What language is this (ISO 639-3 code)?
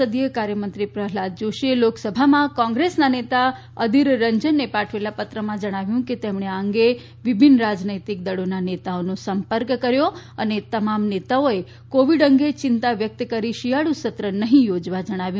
guj